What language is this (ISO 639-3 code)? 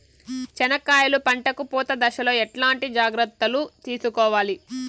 tel